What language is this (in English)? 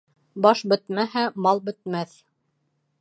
Bashkir